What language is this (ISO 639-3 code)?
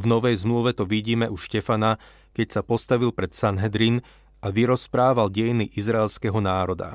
slk